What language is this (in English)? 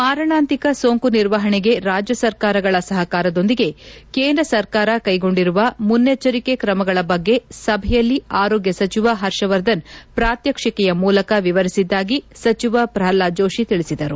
Kannada